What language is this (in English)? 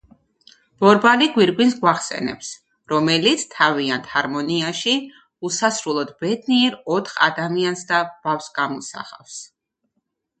Georgian